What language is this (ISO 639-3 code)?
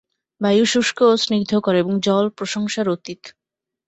ben